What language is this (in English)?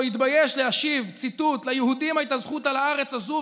Hebrew